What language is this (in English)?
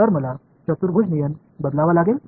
Marathi